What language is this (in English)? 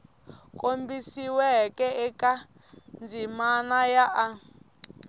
Tsonga